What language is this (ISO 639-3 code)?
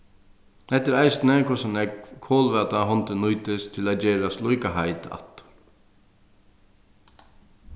fao